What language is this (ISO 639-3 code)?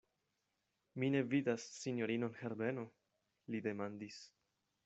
epo